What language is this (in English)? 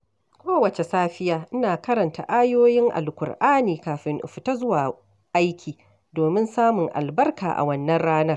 Hausa